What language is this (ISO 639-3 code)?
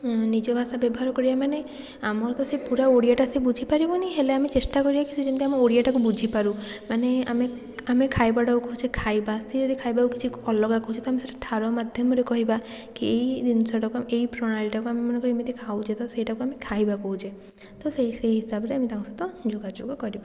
ori